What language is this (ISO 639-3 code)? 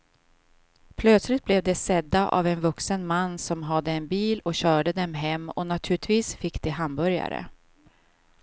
swe